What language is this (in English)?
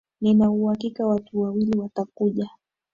Swahili